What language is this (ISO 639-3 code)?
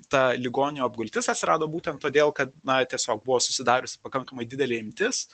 lit